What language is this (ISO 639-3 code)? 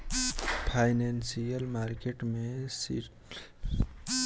bho